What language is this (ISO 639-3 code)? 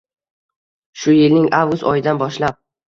uzb